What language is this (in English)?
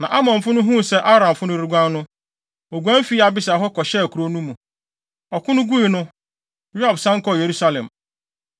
Akan